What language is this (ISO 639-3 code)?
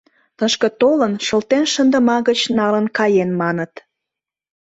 chm